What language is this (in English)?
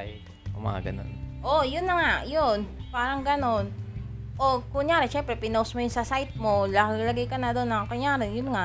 Filipino